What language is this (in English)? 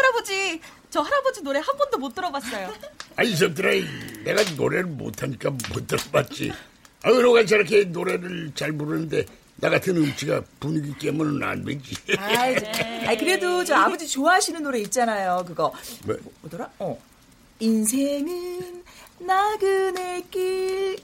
Korean